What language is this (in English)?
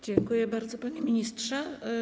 Polish